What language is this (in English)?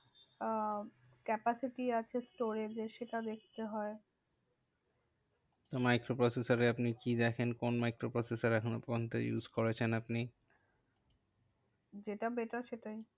Bangla